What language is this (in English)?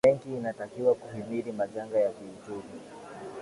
Swahili